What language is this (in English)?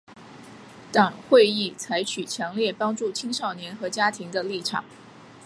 Chinese